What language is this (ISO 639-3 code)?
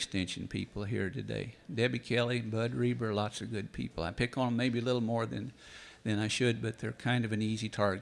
eng